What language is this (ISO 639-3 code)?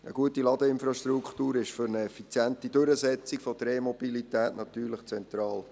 gsw